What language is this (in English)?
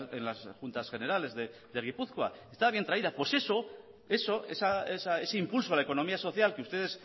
Spanish